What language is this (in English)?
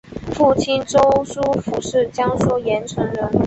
Chinese